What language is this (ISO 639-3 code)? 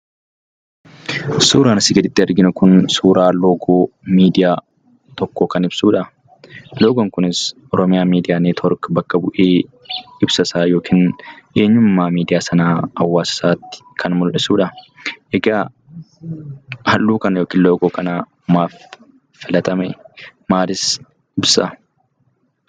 orm